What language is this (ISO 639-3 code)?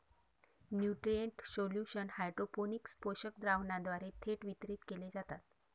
mar